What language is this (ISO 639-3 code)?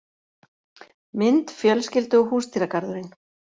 isl